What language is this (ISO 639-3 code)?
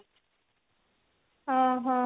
ori